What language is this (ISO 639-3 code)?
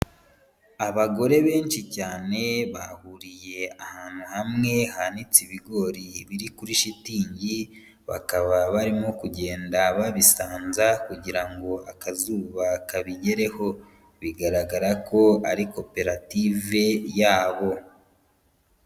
kin